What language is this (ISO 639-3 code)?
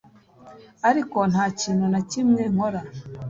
kin